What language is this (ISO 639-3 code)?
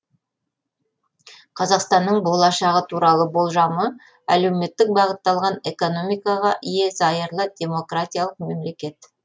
kaz